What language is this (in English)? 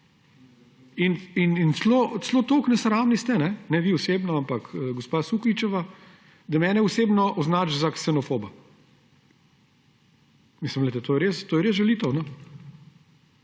Slovenian